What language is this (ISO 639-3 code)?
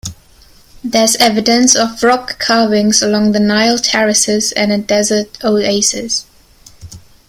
eng